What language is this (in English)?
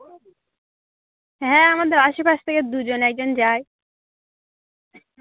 Bangla